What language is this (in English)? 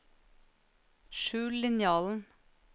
Norwegian